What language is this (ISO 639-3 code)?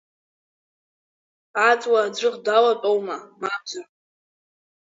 abk